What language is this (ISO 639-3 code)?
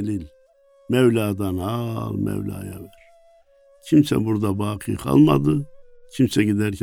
tur